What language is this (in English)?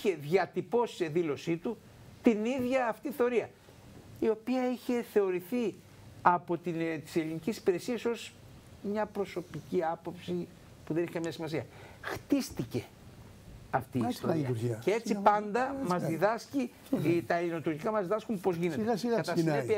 Greek